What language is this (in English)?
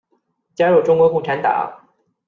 Chinese